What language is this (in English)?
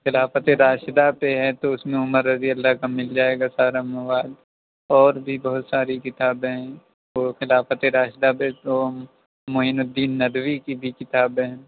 Urdu